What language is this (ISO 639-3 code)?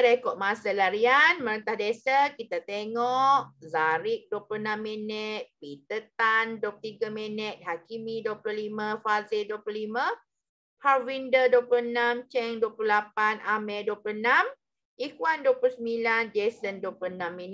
msa